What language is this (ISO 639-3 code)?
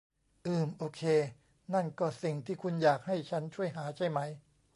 tha